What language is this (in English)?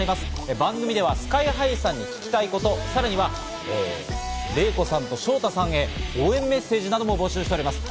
Japanese